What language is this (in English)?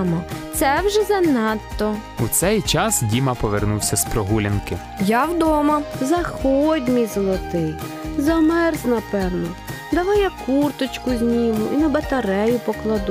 Ukrainian